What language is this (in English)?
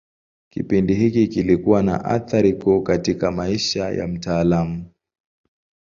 Swahili